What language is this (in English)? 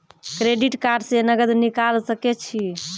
Maithili